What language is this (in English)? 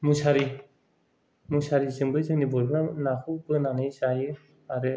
Bodo